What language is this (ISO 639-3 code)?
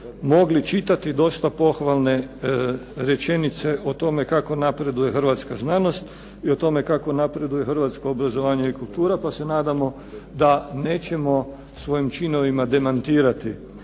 hrv